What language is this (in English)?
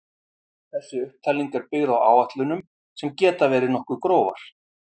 Icelandic